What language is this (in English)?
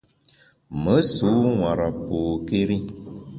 Bamun